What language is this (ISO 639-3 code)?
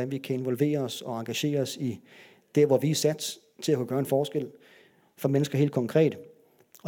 dan